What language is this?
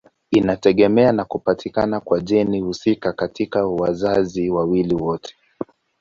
Swahili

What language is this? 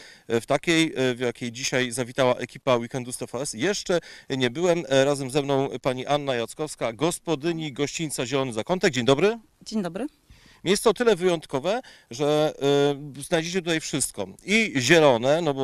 Polish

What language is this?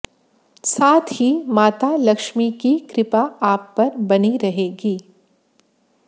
Hindi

